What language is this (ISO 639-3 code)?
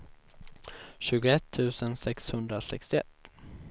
swe